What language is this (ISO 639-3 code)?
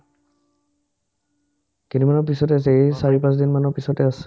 asm